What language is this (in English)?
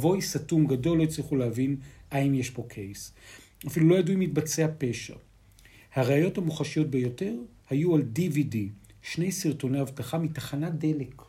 Hebrew